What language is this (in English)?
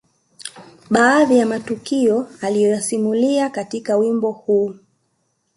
Swahili